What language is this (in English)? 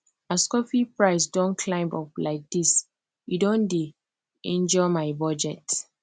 Nigerian Pidgin